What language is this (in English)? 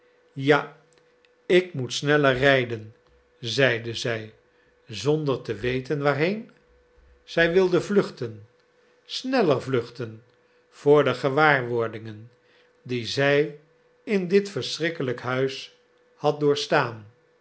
Dutch